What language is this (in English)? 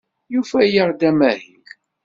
Kabyle